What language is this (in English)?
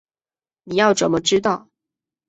Chinese